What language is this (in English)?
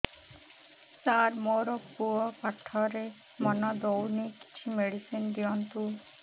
Odia